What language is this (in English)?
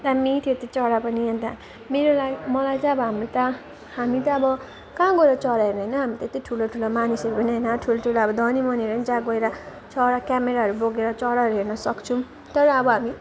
Nepali